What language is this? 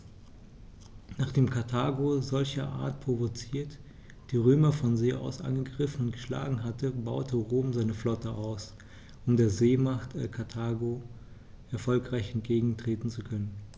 German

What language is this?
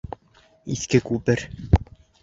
Bashkir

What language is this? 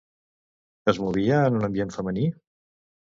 Catalan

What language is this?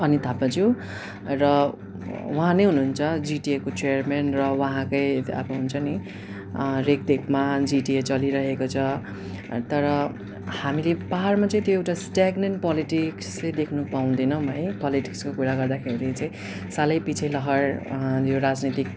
Nepali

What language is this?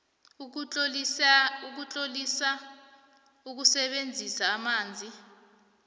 South Ndebele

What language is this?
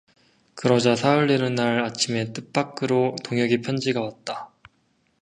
Korean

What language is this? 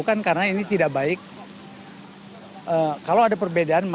Indonesian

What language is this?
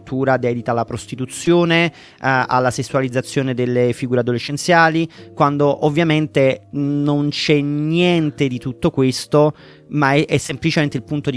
Italian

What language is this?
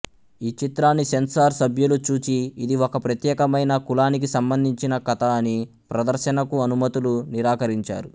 Telugu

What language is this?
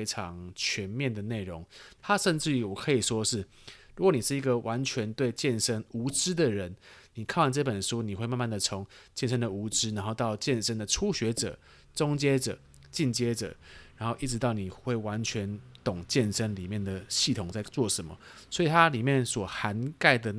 Chinese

